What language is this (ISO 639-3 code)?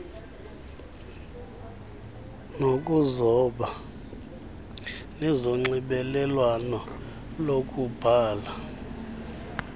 xho